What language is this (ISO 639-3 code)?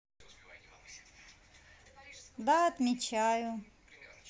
rus